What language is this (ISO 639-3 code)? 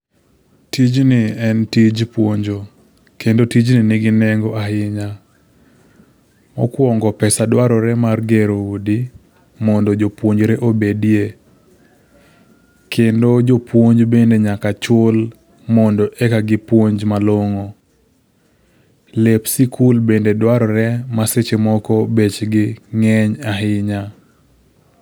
luo